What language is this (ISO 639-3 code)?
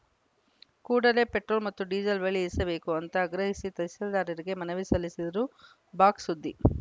kan